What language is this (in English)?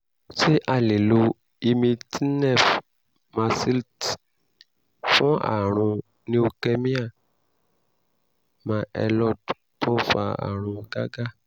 Yoruba